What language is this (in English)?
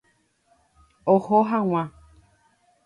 Guarani